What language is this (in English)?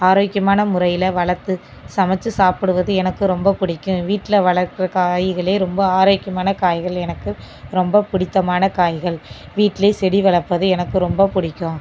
Tamil